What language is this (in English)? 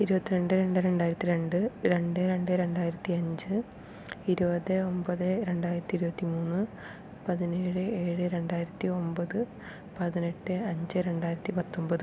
Malayalam